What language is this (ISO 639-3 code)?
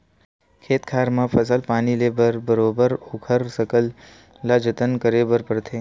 hne